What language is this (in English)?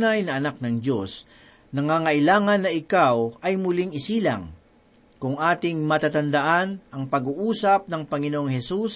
Filipino